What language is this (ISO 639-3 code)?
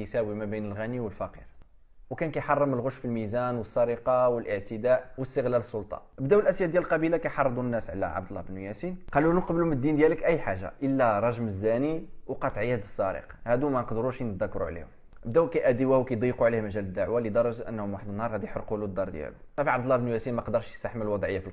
ara